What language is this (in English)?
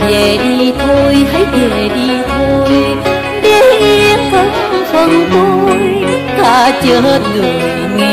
Vietnamese